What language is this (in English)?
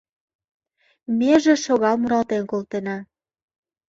Mari